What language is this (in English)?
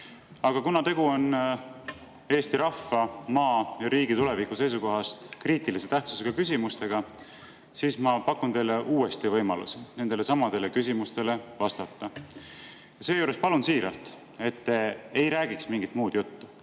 Estonian